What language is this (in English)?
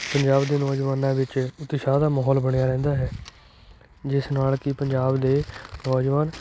Punjabi